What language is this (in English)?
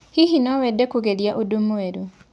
Kikuyu